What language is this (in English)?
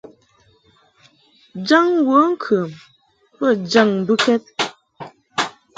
Mungaka